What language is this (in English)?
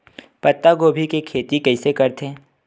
Chhattisgarhi